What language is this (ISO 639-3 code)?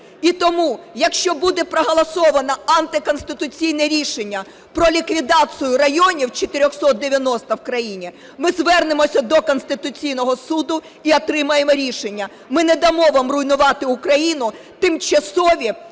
ukr